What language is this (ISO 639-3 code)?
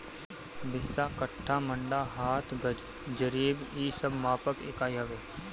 bho